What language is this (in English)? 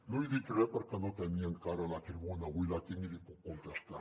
Catalan